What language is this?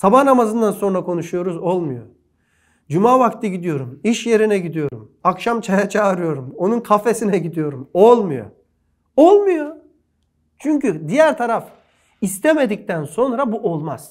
Turkish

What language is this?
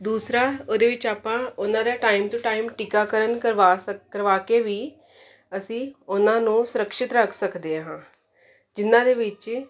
Punjabi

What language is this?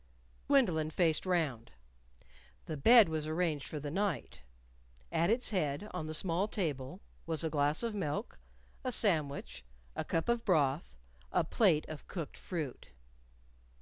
English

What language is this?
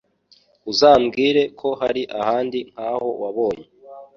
Kinyarwanda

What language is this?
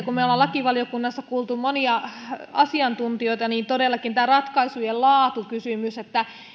Finnish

